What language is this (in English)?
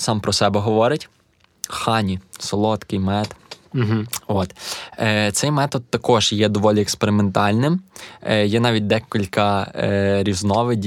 Ukrainian